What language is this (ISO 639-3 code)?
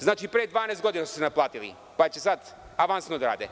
srp